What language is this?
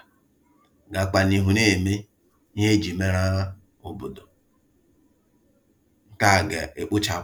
Igbo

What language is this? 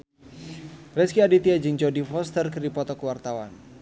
Sundanese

